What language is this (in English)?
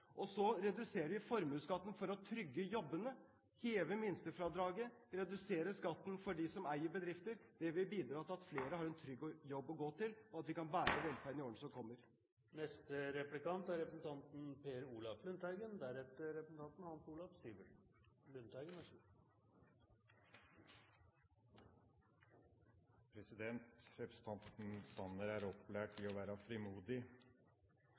Norwegian Bokmål